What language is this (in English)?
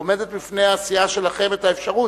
Hebrew